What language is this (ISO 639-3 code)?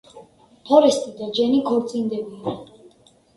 kat